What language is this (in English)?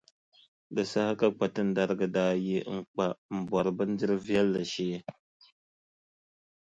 Dagbani